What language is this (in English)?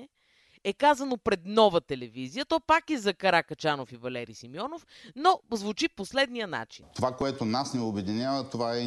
Bulgarian